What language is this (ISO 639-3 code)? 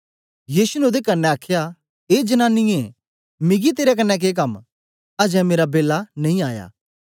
doi